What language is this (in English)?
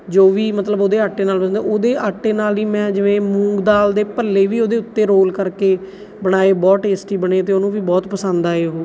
Punjabi